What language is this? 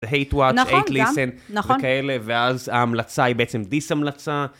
Hebrew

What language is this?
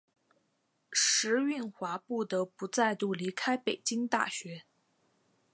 Chinese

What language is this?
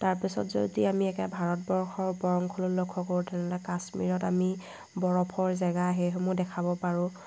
Assamese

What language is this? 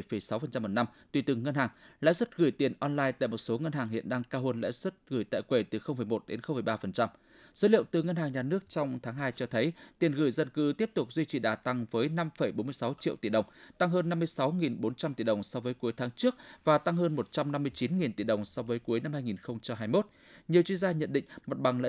Vietnamese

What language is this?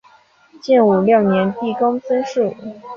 Chinese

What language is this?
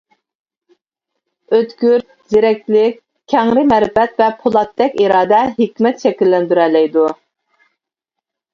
Uyghur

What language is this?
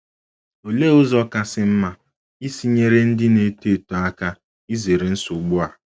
Igbo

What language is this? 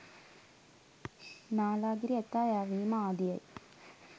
Sinhala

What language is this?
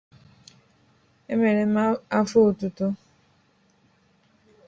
Igbo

